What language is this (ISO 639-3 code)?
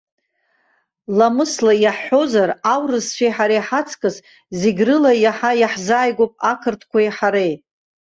abk